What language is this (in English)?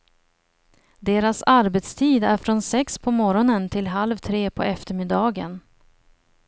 Swedish